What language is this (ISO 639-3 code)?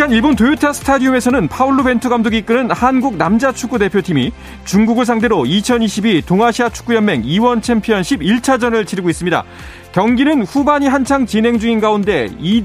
kor